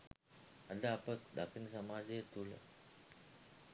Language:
Sinhala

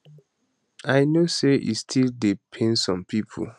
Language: Nigerian Pidgin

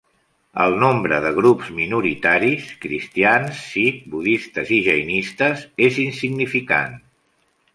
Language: Catalan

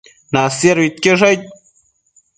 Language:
Matsés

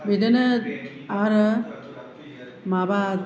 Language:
Bodo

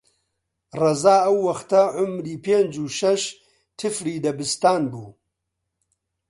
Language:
Central Kurdish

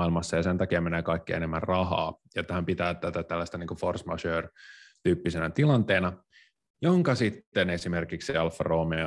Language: Finnish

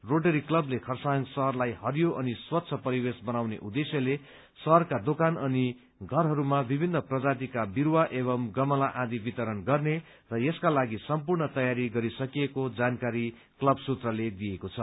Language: Nepali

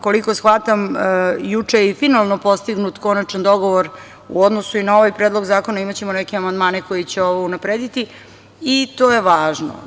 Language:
Serbian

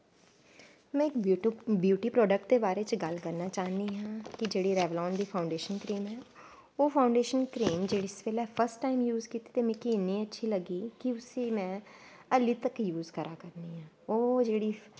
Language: Dogri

